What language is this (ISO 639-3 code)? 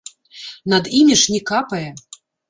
bel